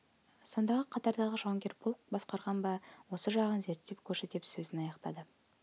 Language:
Kazakh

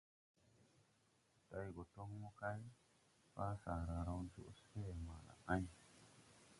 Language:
Tupuri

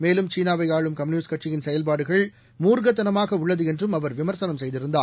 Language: Tamil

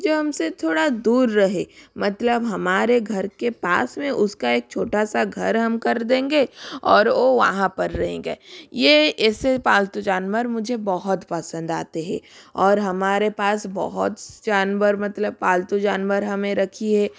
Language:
Hindi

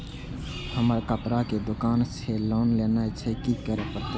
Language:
Maithili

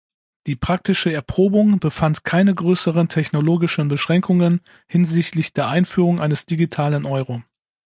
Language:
German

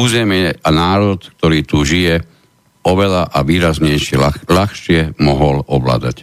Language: Slovak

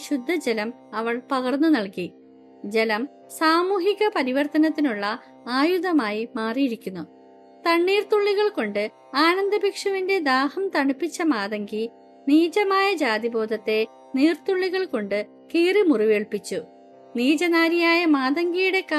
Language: Malayalam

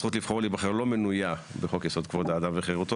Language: Hebrew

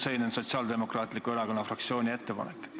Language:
Estonian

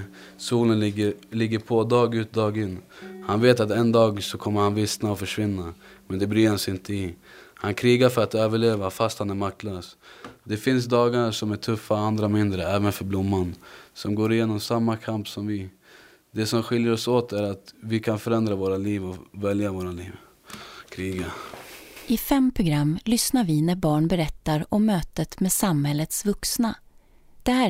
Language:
Swedish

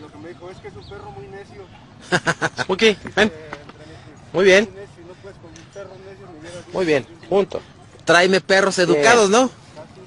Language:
Spanish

